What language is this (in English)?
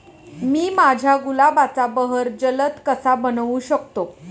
Marathi